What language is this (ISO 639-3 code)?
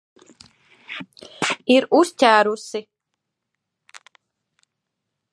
lav